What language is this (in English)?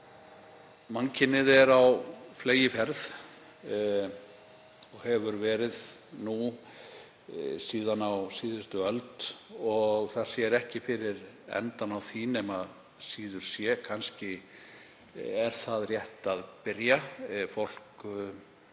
Icelandic